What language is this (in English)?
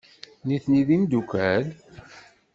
Kabyle